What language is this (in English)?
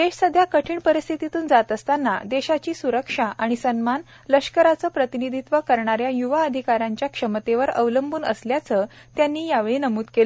Marathi